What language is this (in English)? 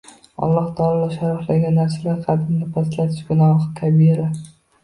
Uzbek